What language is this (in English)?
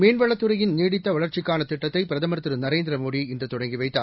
Tamil